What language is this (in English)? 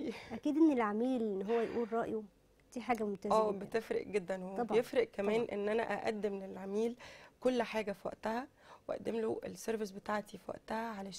Arabic